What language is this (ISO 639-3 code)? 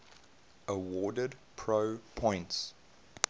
eng